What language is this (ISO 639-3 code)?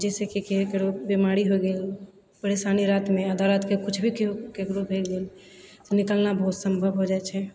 mai